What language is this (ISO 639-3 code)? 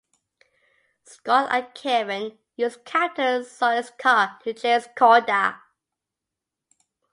eng